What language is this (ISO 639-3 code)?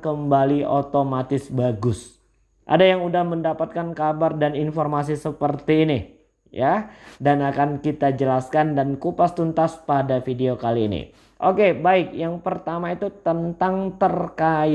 ind